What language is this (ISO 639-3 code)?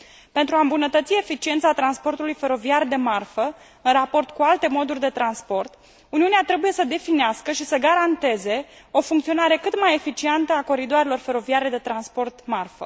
ron